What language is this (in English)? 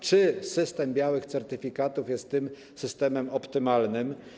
Polish